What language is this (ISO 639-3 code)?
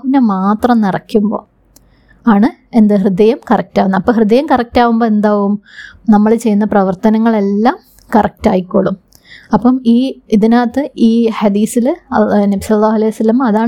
mal